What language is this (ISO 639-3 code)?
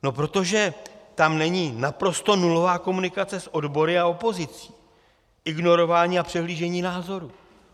ces